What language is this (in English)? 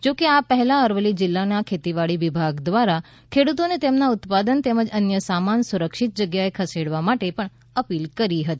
Gujarati